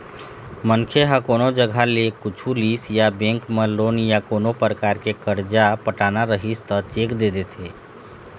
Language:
Chhattisgarhi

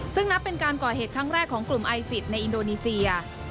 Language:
Thai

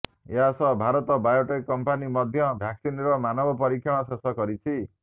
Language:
Odia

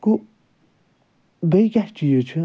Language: Kashmiri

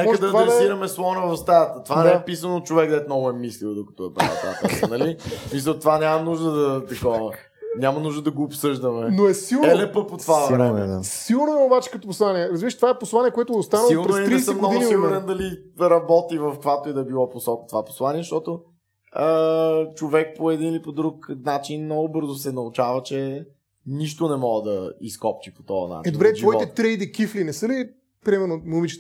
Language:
Bulgarian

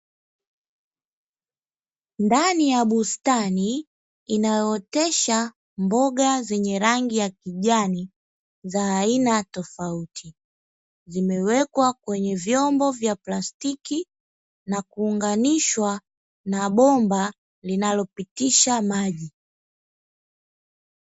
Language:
Swahili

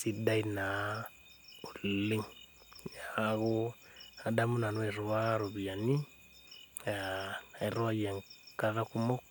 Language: Masai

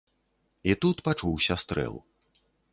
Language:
Belarusian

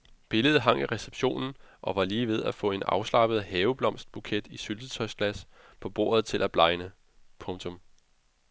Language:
Danish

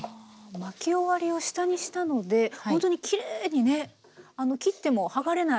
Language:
Japanese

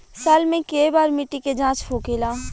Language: Bhojpuri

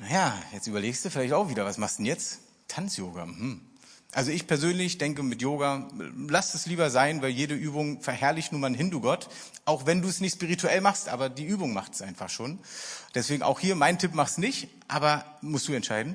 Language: German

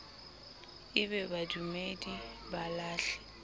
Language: Southern Sotho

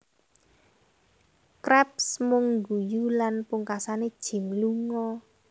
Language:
Javanese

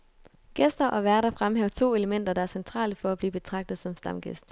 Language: Danish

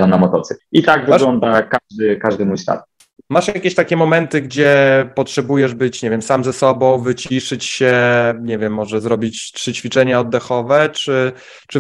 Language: Polish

